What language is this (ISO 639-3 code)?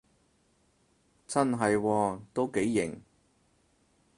yue